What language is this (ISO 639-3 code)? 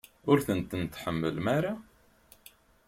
kab